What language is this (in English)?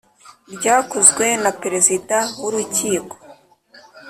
Kinyarwanda